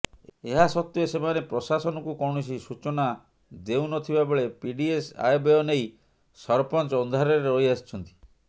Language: Odia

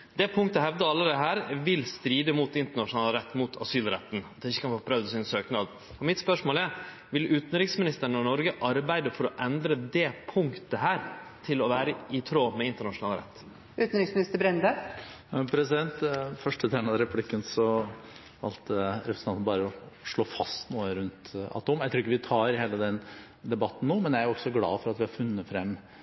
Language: Norwegian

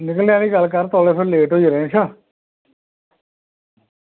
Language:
Dogri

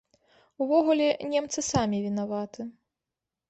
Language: Belarusian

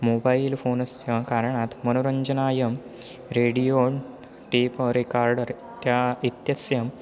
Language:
Sanskrit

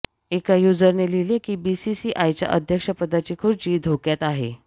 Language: Marathi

